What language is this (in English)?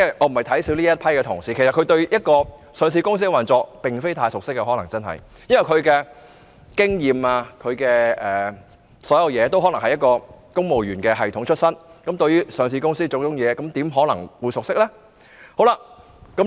Cantonese